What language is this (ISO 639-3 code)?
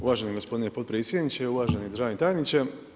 hrv